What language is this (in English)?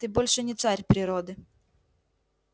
Russian